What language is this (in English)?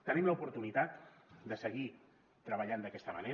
Catalan